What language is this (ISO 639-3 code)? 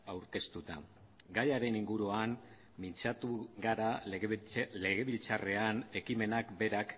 eus